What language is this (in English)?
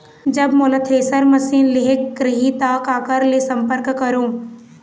Chhattisgarhi